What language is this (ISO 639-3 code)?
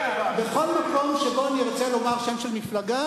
heb